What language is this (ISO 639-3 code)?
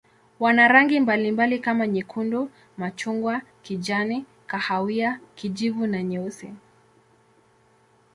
swa